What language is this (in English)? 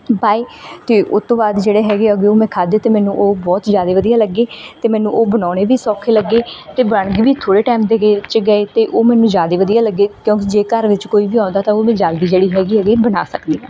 Punjabi